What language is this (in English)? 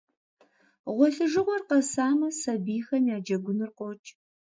Kabardian